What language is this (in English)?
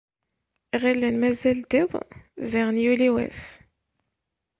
Kabyle